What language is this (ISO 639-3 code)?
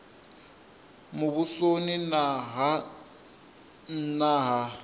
ven